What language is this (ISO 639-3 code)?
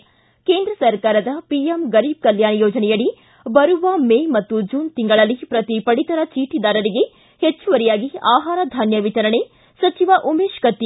kan